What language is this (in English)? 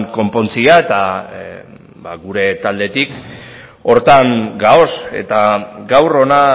Basque